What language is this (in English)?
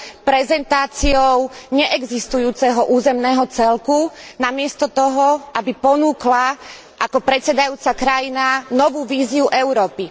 Slovak